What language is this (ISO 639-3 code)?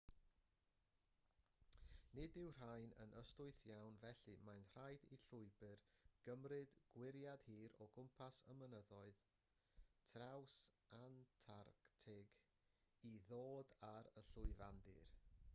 cym